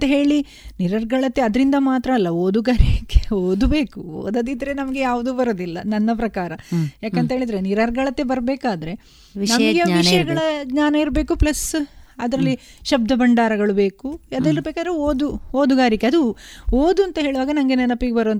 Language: Kannada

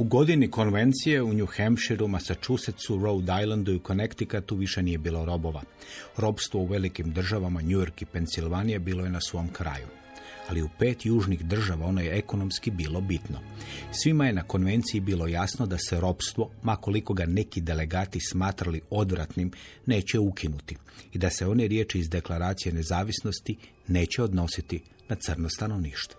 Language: Croatian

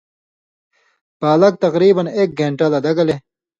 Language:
Indus Kohistani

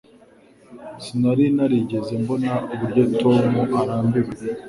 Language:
Kinyarwanda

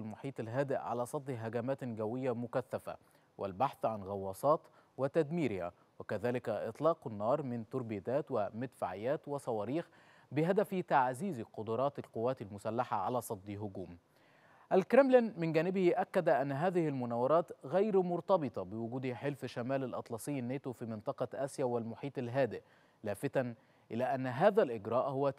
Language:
Arabic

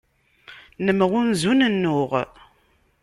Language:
Kabyle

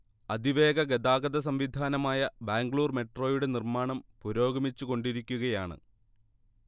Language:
Malayalam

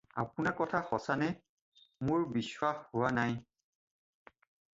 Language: Assamese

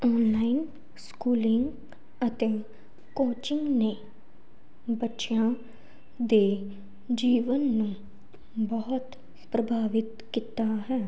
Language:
Punjabi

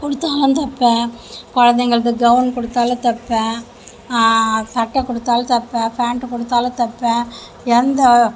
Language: Tamil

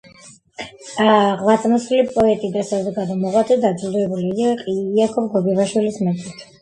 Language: Georgian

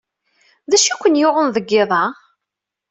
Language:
Kabyle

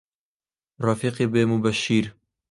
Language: Central Kurdish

